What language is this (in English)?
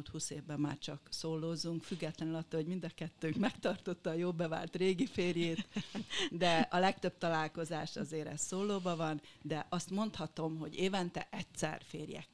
Hungarian